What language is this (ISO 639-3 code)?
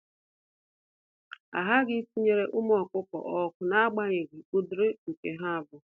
ibo